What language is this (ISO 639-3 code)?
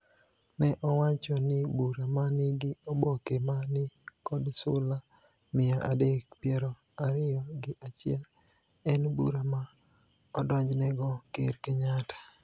luo